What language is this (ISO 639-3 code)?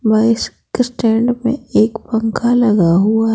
hin